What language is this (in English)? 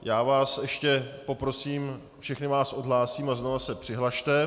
Czech